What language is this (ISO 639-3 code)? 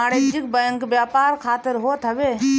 bho